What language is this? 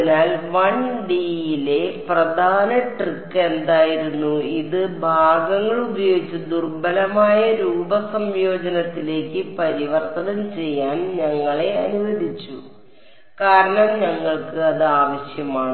Malayalam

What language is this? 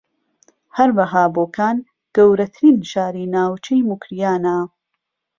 Central Kurdish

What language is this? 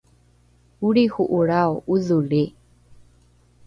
Rukai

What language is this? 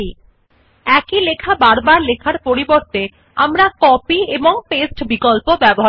Bangla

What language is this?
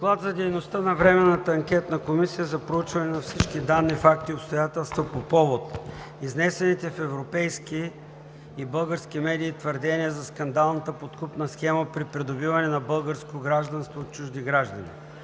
Bulgarian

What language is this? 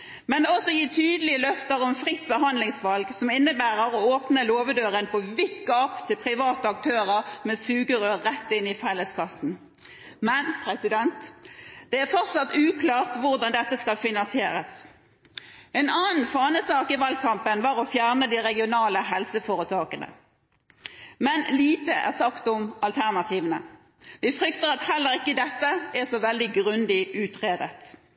Norwegian Bokmål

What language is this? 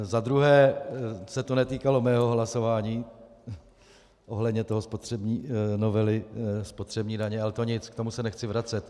Czech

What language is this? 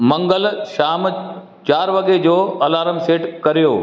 Sindhi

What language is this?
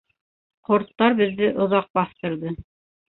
Bashkir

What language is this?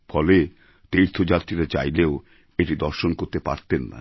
Bangla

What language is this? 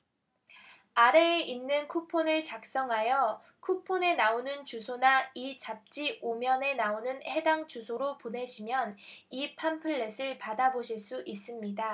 Korean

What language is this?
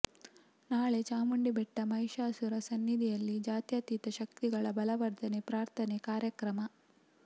Kannada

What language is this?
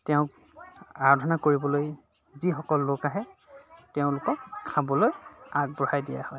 Assamese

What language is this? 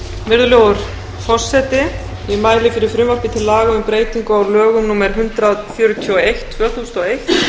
Icelandic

